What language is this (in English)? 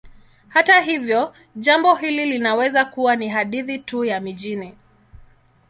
Swahili